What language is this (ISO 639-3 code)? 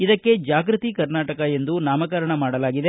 kan